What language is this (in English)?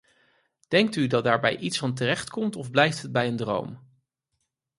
Dutch